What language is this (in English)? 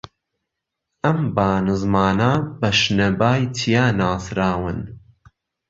Central Kurdish